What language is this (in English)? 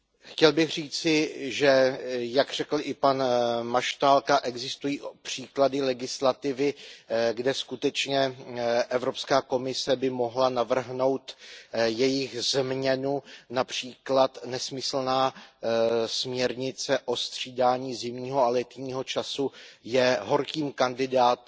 Czech